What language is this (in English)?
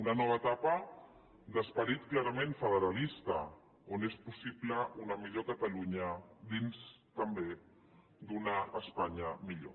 Catalan